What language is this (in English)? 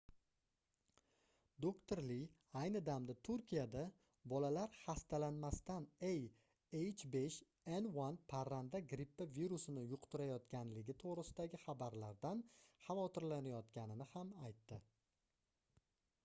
Uzbek